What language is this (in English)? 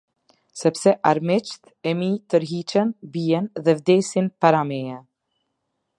Albanian